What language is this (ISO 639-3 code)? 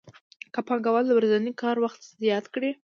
pus